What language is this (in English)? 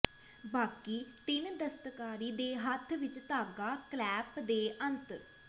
Punjabi